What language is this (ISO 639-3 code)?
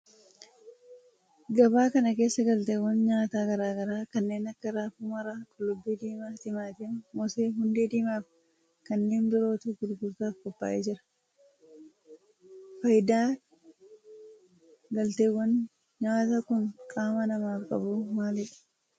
orm